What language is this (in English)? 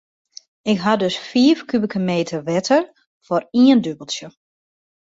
Western Frisian